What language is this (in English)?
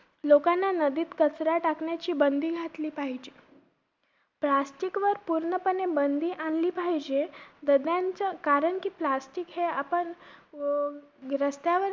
Marathi